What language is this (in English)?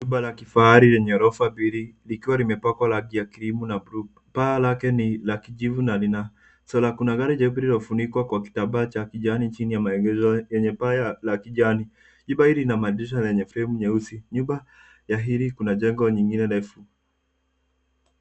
Swahili